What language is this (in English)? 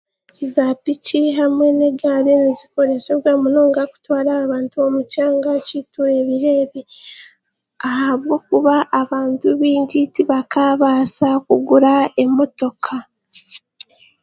Chiga